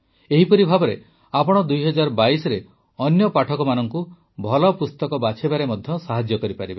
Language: Odia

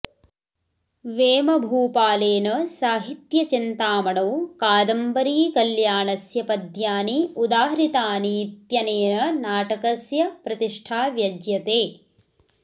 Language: Sanskrit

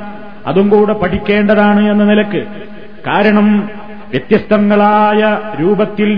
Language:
Malayalam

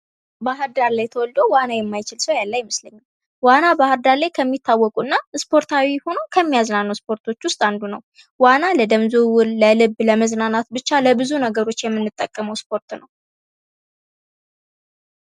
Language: Amharic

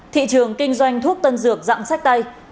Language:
Vietnamese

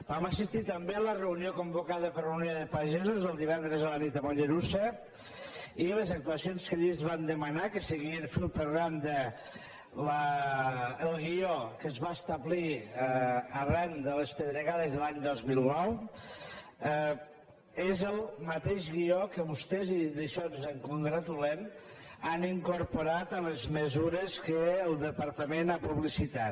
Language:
Catalan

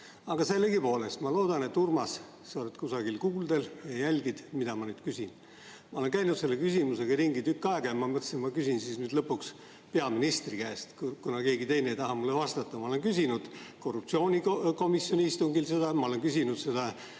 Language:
Estonian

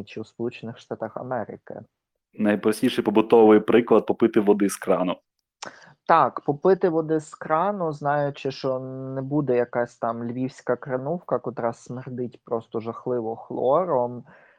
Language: Ukrainian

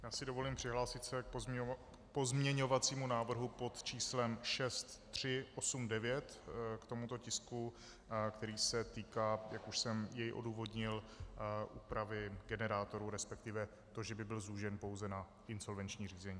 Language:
Czech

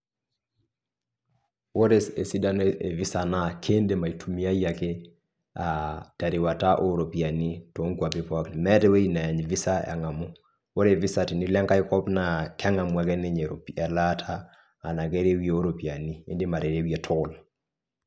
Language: Masai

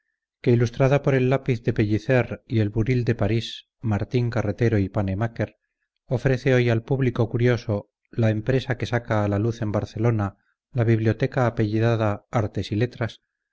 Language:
Spanish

